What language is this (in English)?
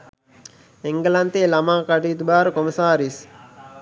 Sinhala